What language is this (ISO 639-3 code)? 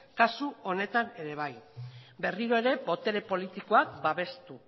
eus